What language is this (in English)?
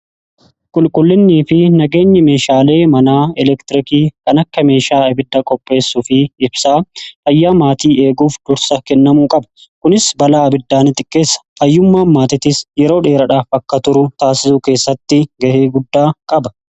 Oromo